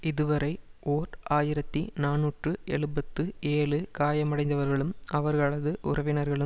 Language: Tamil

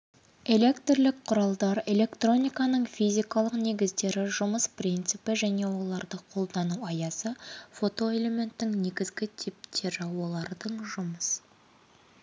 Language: Kazakh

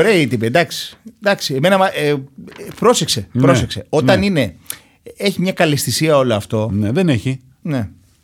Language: Greek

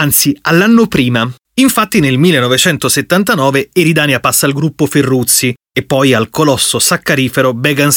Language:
Italian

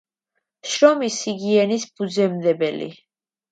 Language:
Georgian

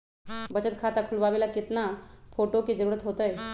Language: Magahi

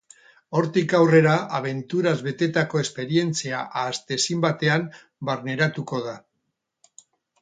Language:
Basque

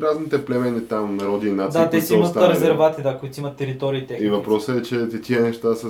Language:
Bulgarian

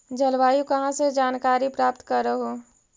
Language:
Magahi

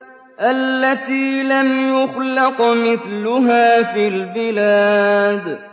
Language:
Arabic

